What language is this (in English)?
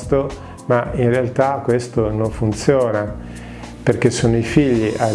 Italian